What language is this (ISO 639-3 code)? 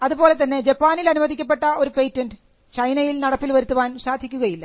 mal